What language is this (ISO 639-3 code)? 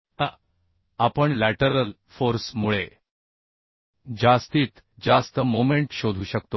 mar